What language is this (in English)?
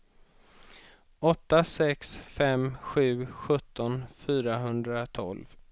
Swedish